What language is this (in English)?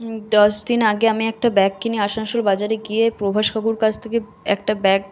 Bangla